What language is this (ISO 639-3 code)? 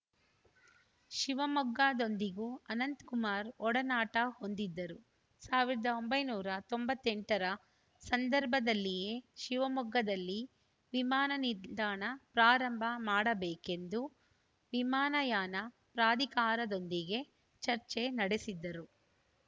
kan